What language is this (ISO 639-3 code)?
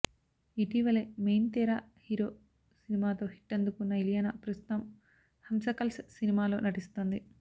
tel